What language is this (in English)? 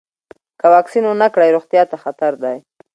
Pashto